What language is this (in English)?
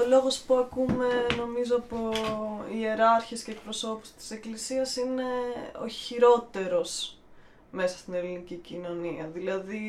Greek